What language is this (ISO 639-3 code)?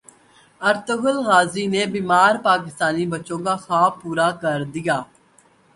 urd